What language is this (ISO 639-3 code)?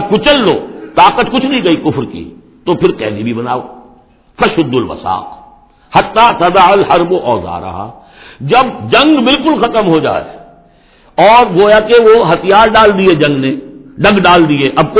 urd